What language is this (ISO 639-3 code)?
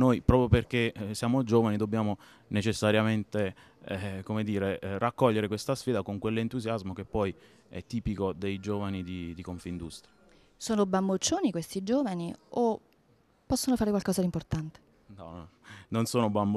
ita